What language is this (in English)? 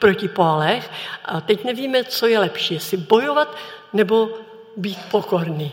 Czech